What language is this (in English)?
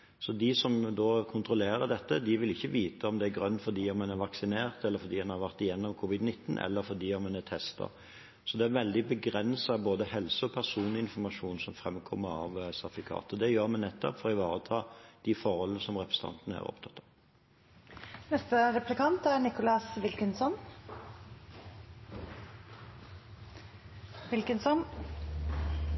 Norwegian Bokmål